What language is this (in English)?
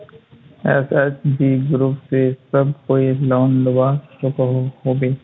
Magahi